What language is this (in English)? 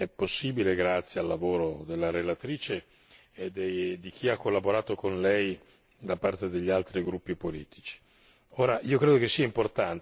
Italian